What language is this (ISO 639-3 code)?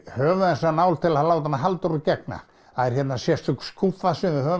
isl